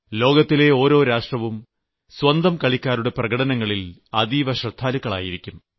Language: Malayalam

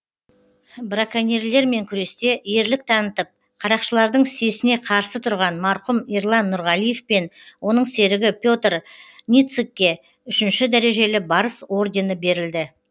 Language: Kazakh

